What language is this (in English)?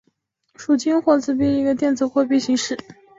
Chinese